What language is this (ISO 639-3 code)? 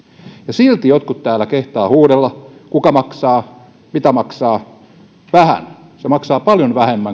fin